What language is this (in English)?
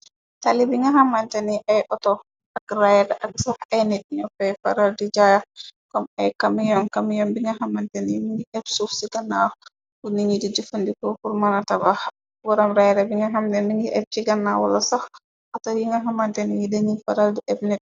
Wolof